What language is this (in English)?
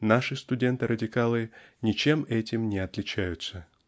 Russian